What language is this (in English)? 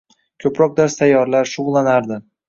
Uzbek